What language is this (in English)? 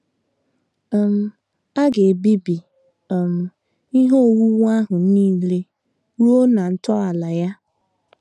Igbo